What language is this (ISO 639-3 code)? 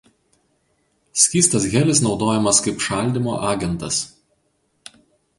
lit